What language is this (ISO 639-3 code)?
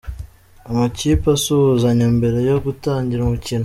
kin